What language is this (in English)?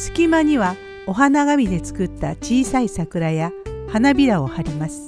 Japanese